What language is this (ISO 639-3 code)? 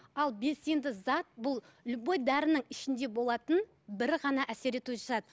kaz